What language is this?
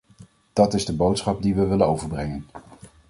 Dutch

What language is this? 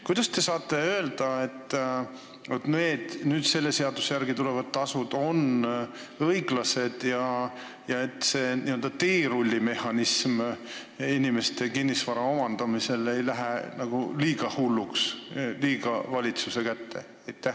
Estonian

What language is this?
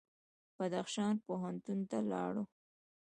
Pashto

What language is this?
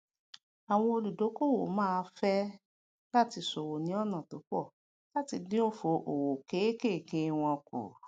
Yoruba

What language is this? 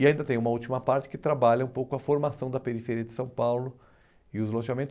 Portuguese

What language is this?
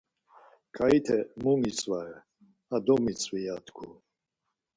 Laz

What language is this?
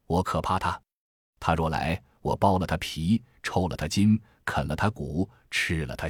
Chinese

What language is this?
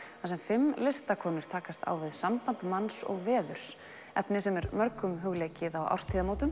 Icelandic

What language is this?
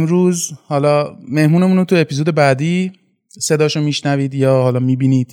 Persian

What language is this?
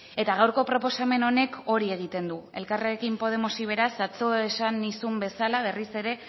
Basque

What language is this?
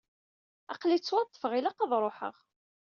Kabyle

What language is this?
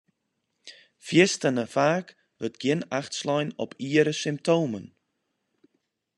Western Frisian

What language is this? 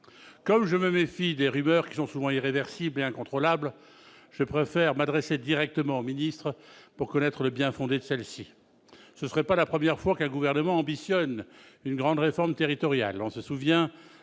French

